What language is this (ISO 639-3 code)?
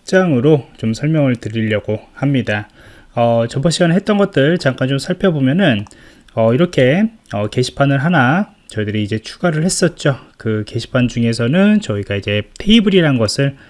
kor